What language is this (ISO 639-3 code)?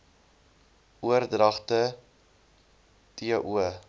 afr